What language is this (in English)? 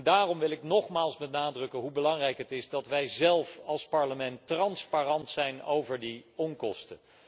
Dutch